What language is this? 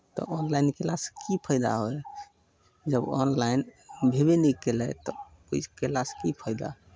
Maithili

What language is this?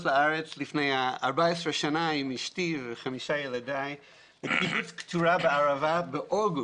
Hebrew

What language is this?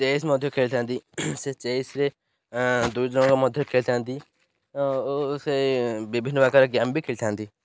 Odia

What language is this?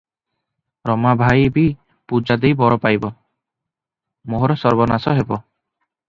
Odia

